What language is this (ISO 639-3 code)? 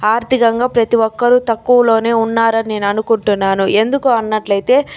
tel